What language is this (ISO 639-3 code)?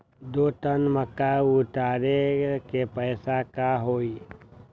mag